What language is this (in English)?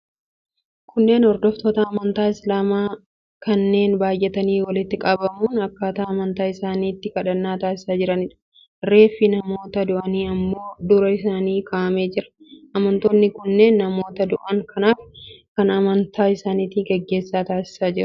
Oromo